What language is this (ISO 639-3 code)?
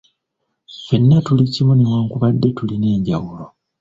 lug